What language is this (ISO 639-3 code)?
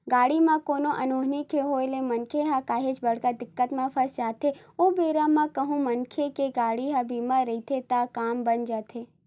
hne